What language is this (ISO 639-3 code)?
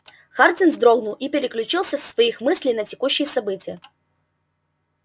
rus